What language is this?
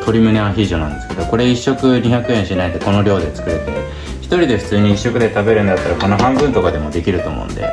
Japanese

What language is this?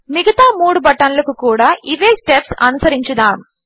Telugu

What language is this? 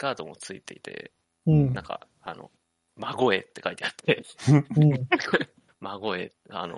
Japanese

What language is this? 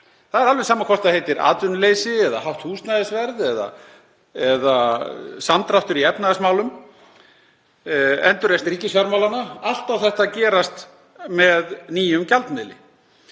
Icelandic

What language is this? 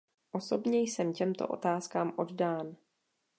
Czech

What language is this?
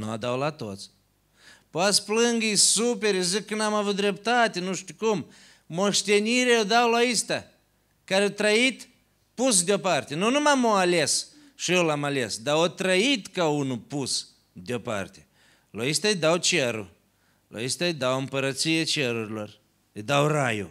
Romanian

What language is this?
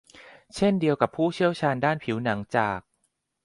Thai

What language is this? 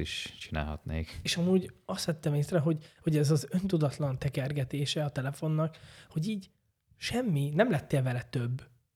Hungarian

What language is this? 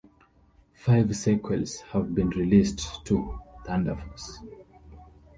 English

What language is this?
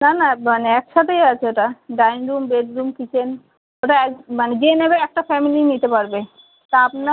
Bangla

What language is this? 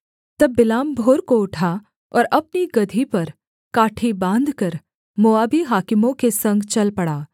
Hindi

